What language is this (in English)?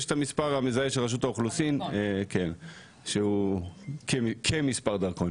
Hebrew